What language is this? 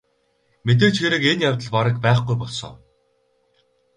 Mongolian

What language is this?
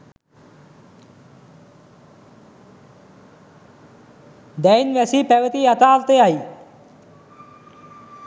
Sinhala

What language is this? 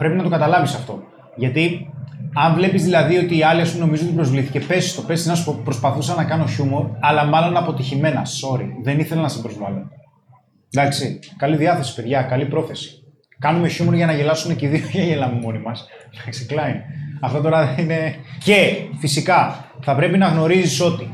Greek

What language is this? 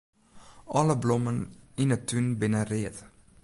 Western Frisian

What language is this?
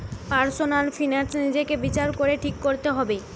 Bangla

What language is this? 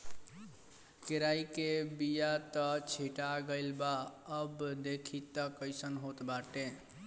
Bhojpuri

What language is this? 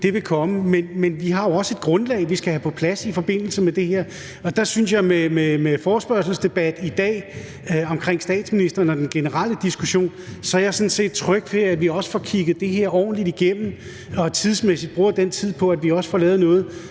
Danish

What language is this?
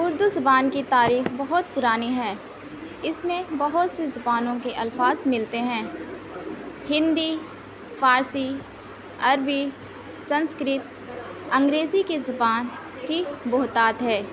Urdu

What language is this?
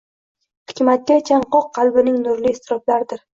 Uzbek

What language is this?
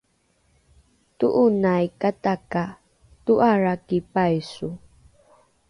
Rukai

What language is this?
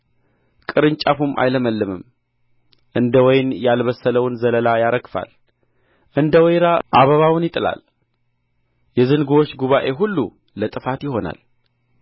Amharic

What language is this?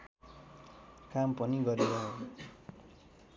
Nepali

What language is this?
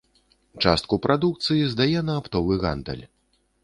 Belarusian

